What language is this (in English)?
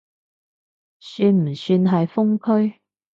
Cantonese